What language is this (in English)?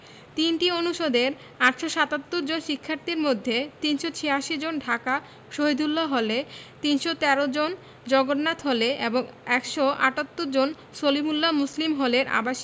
Bangla